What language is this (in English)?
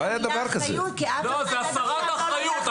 Hebrew